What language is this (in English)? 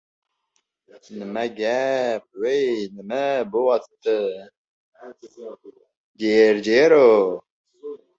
Uzbek